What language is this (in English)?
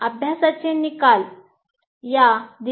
Marathi